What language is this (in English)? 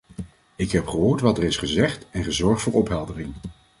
Dutch